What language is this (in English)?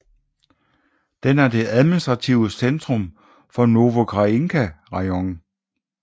Danish